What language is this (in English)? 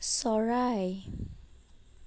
Assamese